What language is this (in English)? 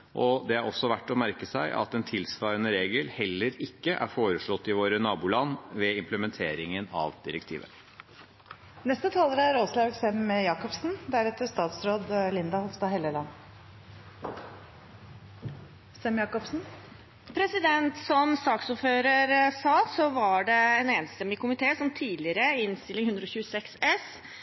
Norwegian Bokmål